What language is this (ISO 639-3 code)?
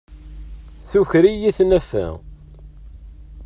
kab